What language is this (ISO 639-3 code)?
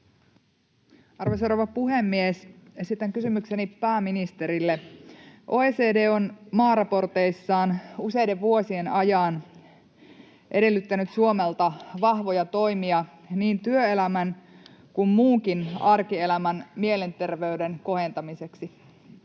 fin